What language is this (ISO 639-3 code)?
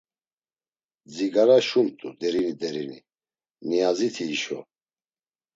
lzz